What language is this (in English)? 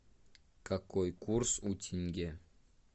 Russian